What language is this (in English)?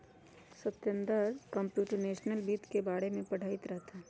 Magahi